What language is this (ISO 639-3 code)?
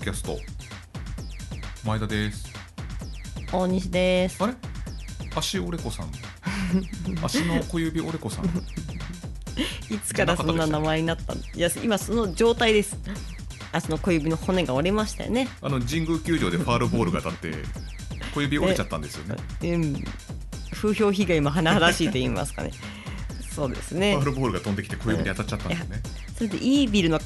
jpn